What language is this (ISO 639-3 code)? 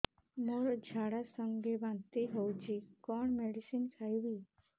ori